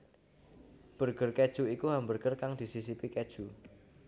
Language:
Javanese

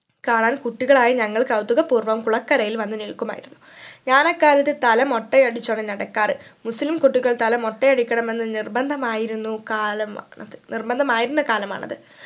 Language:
Malayalam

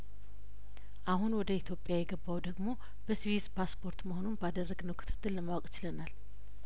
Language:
Amharic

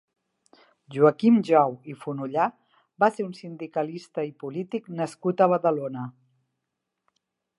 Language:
Catalan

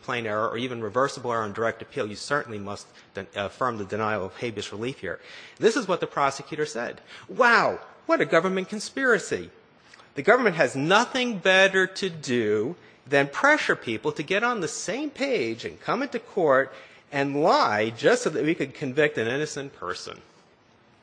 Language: English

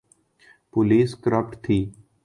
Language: Urdu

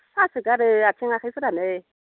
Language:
Bodo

